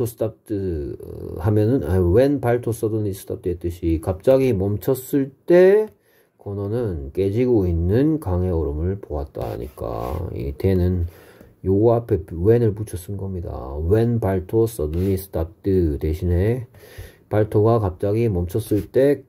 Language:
Korean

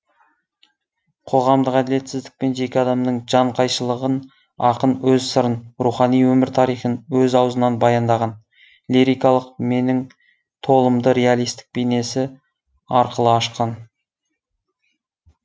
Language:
Kazakh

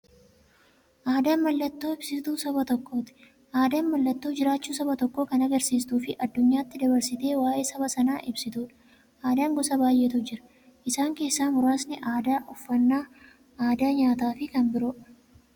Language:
Oromo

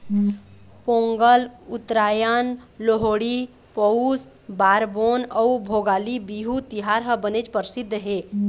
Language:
Chhattisgarhi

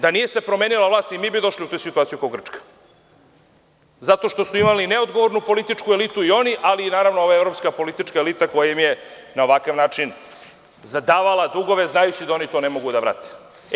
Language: Serbian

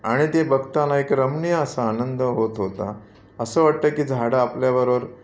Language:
Marathi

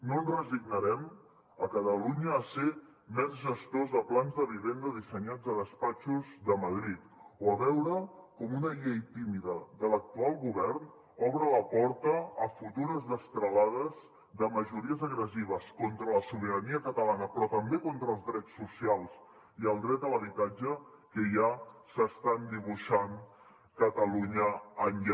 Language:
Catalan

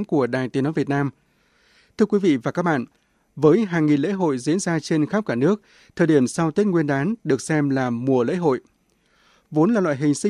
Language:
Vietnamese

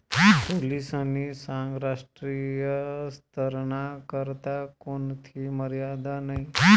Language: Marathi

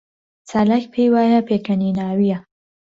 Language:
Central Kurdish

